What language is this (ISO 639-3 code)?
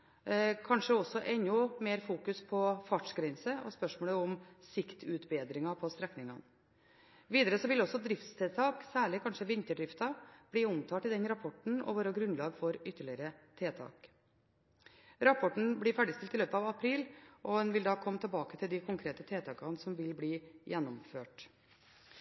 nob